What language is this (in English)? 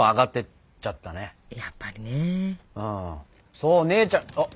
Japanese